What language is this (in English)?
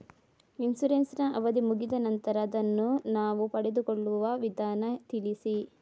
Kannada